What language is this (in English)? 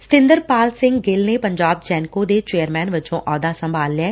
Punjabi